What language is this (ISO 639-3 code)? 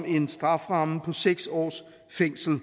dan